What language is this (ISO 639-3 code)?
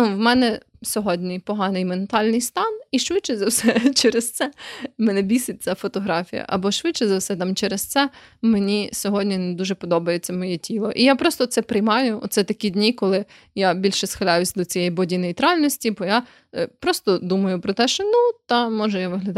ukr